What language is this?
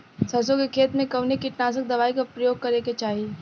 Bhojpuri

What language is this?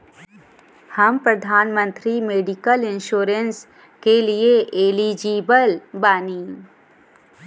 Bhojpuri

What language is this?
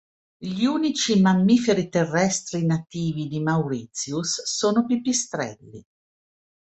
Italian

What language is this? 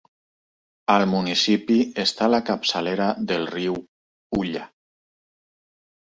Catalan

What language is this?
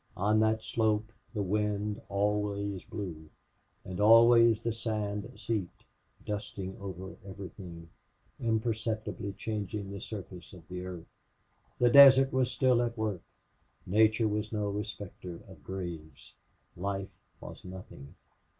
English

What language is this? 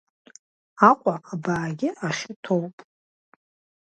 Abkhazian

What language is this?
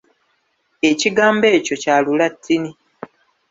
Ganda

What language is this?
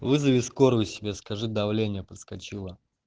Russian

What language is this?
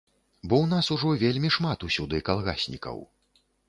Belarusian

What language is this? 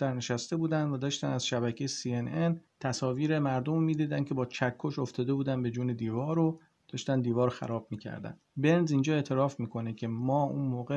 Persian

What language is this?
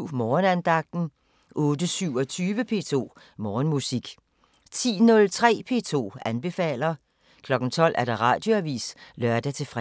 Danish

